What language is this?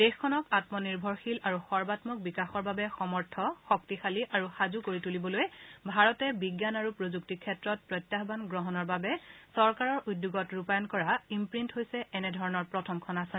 Assamese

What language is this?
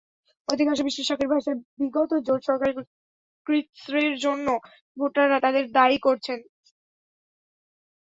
Bangla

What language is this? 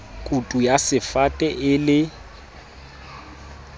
Southern Sotho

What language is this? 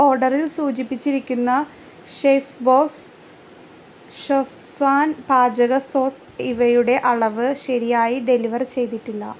Malayalam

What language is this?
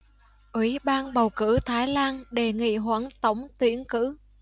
Vietnamese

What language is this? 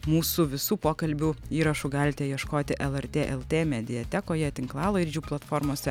Lithuanian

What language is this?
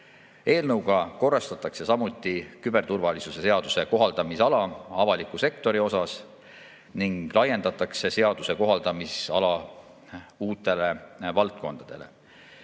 Estonian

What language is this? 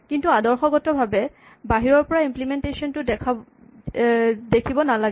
Assamese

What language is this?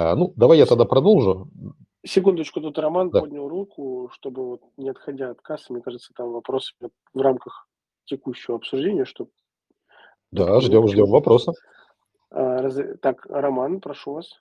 Russian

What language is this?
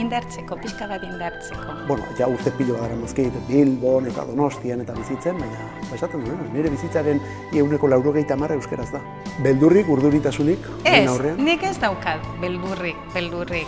Spanish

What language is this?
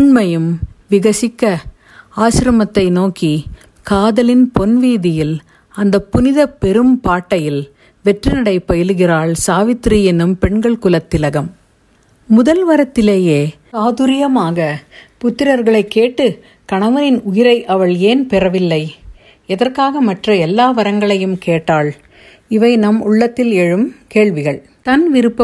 Tamil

